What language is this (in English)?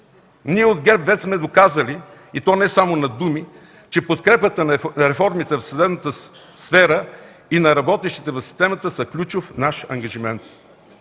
Bulgarian